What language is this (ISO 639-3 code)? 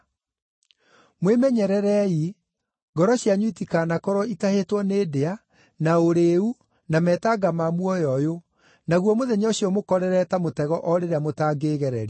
kik